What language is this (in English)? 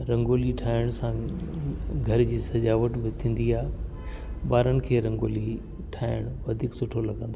Sindhi